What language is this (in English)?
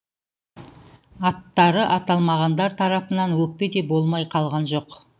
Kazakh